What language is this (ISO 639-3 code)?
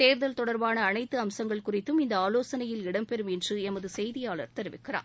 tam